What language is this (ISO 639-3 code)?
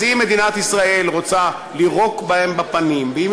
heb